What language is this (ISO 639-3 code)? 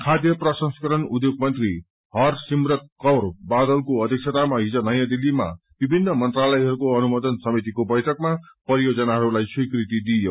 nep